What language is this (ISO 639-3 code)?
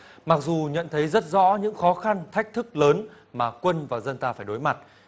vie